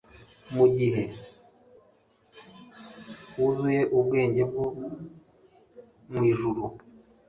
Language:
Kinyarwanda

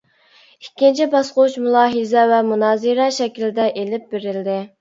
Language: Uyghur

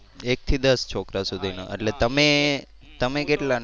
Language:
Gujarati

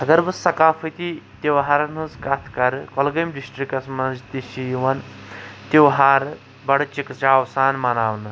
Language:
Kashmiri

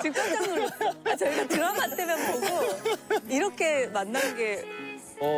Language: Korean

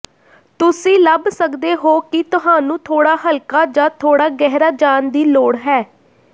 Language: Punjabi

